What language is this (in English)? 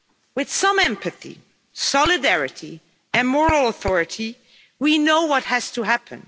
English